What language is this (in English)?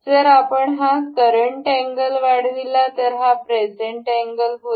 Marathi